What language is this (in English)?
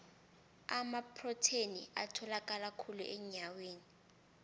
South Ndebele